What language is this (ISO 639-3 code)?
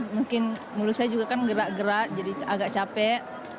ind